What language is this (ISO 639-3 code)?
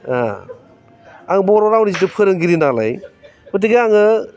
brx